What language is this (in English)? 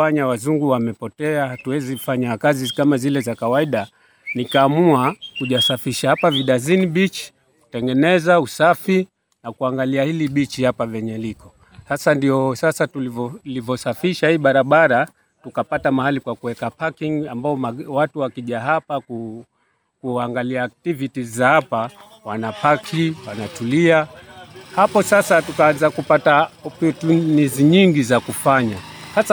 Swahili